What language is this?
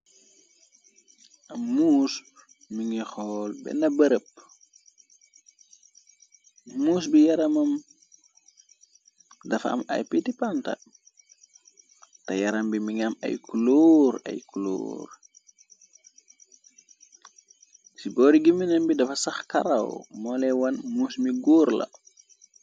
Wolof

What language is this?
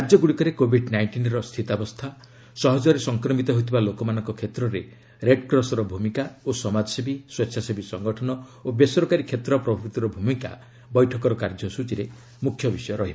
Odia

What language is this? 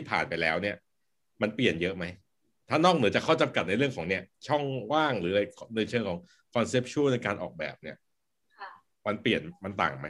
Thai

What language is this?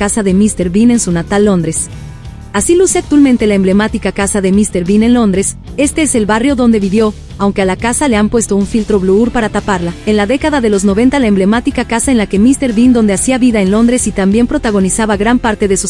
Spanish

